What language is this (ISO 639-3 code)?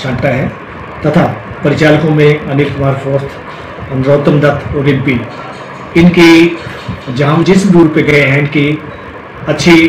hin